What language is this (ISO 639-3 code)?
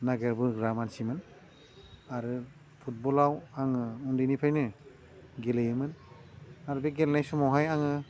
brx